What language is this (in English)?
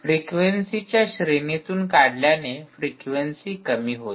Marathi